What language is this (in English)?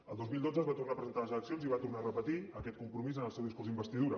Catalan